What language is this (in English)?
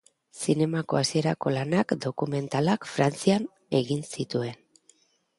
Basque